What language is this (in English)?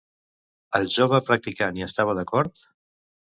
Catalan